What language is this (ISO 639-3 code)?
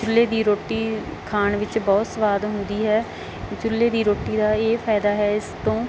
pan